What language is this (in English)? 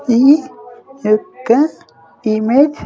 Telugu